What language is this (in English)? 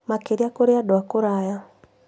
Kikuyu